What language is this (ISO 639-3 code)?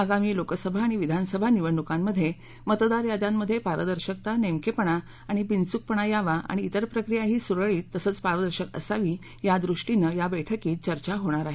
mar